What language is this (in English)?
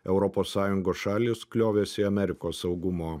Lithuanian